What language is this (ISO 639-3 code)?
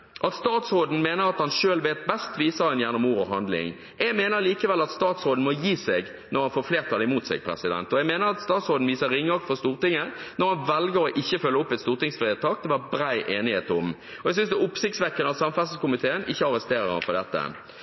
nob